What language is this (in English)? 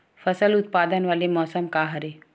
Chhattisgarhi